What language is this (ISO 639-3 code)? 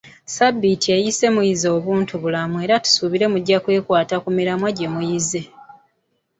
lug